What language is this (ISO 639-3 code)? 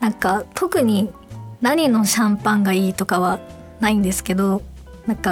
jpn